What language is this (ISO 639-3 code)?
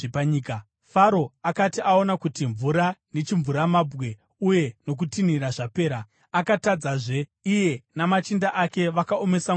sna